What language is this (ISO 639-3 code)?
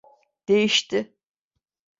tur